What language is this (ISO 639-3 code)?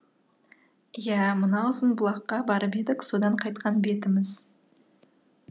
kaz